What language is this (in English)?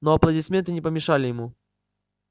Russian